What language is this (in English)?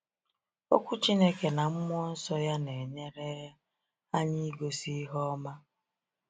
Igbo